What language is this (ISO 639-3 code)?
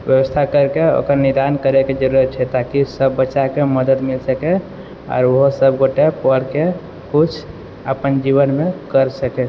mai